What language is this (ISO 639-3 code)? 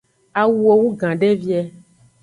ajg